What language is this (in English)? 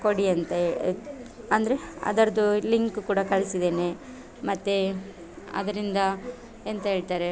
Kannada